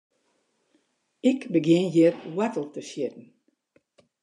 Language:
Western Frisian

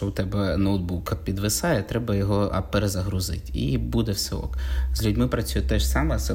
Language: Ukrainian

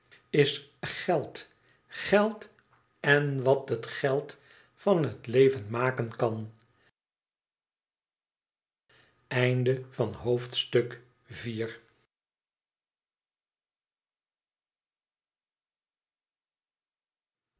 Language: Dutch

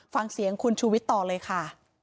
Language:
Thai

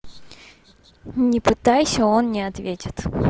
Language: Russian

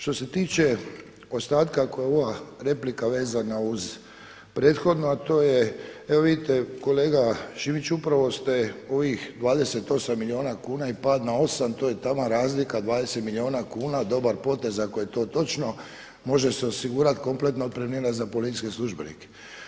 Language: Croatian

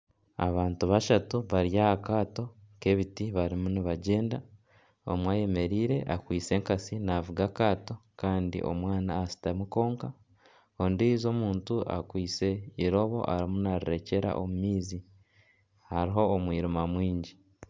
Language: Nyankole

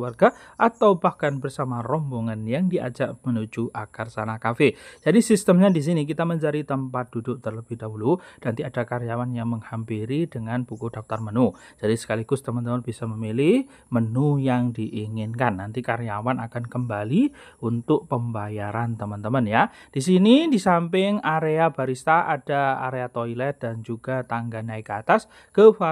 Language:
Indonesian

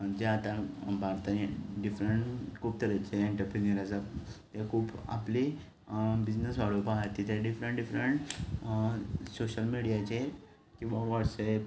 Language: Konkani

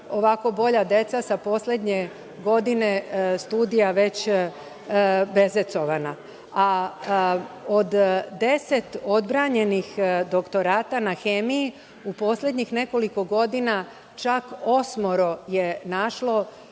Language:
Serbian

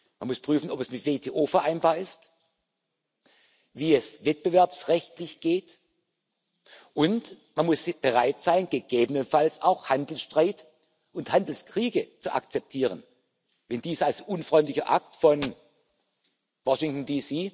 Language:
German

